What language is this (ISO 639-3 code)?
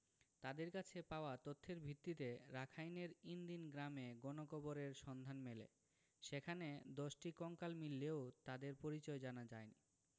ben